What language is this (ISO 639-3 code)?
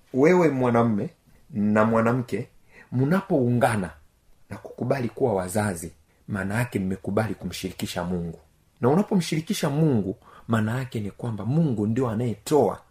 swa